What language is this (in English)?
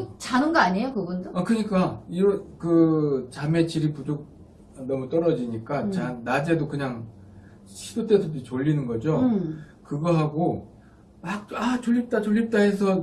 Korean